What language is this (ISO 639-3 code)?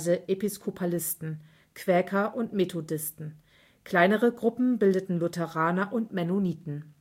deu